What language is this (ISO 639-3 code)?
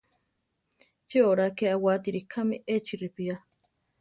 tar